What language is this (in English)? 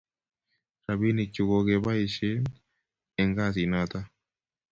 Kalenjin